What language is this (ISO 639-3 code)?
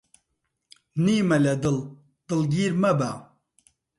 ckb